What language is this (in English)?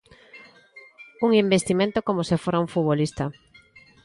Galician